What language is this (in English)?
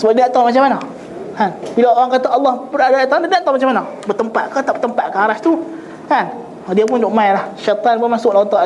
Malay